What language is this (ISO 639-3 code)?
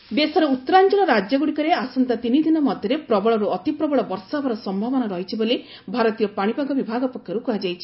ori